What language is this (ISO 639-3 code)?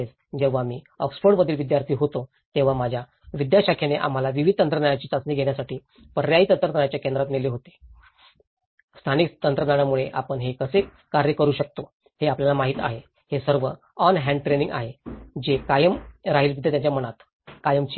mar